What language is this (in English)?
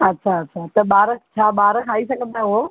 Sindhi